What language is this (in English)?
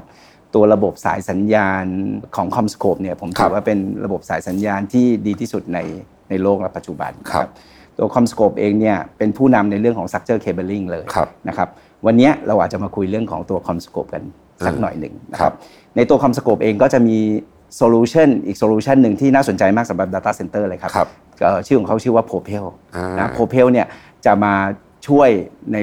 Thai